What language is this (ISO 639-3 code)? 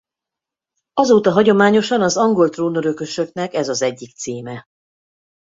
hun